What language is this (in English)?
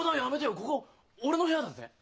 Japanese